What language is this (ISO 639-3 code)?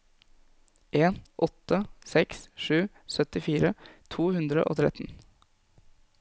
nor